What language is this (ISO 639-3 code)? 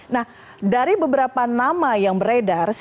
ind